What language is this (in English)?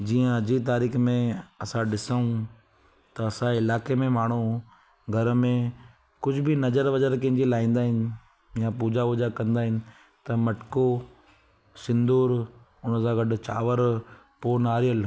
Sindhi